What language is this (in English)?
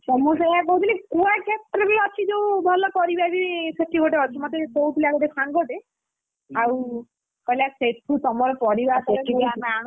Odia